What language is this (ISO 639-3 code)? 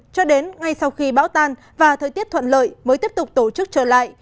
vie